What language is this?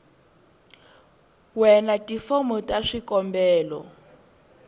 Tsonga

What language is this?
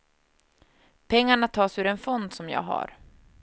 Swedish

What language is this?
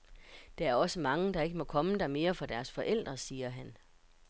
Danish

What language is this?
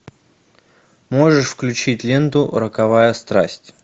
Russian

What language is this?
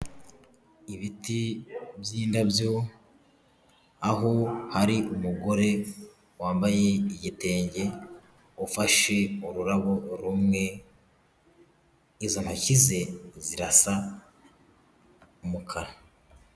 Kinyarwanda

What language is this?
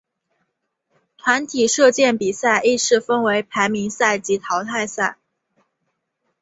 Chinese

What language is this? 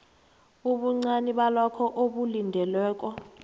South Ndebele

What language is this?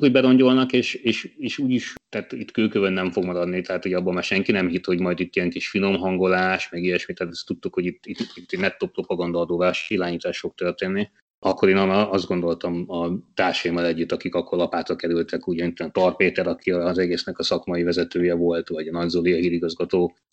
Hungarian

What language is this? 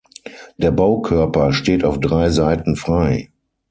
German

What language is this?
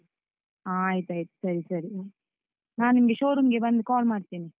Kannada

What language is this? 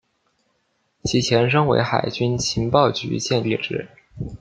Chinese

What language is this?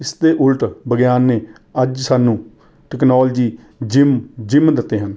Punjabi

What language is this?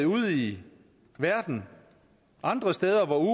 Danish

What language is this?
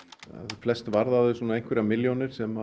Icelandic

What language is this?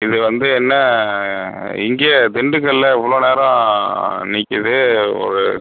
Tamil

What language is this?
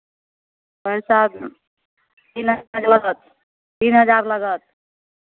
Maithili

